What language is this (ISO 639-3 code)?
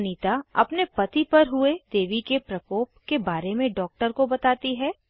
hin